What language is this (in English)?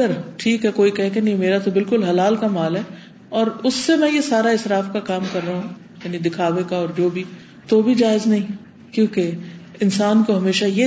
Urdu